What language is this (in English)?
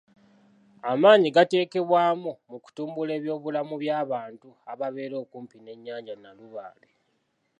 Ganda